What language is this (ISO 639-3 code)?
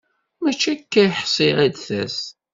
kab